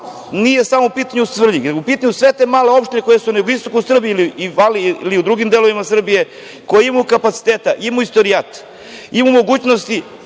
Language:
Serbian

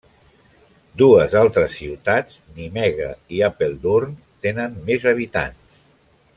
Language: Catalan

